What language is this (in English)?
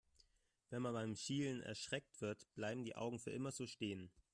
German